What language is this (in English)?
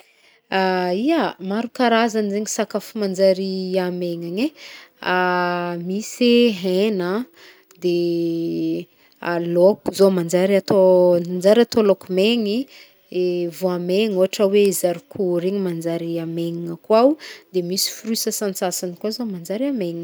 Northern Betsimisaraka Malagasy